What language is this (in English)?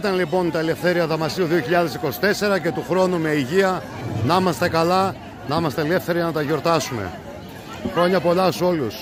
Greek